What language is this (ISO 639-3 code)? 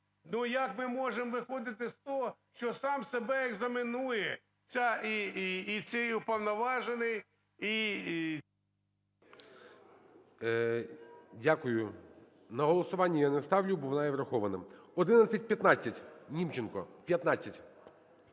ukr